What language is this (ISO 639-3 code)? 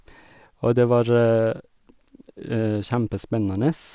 nor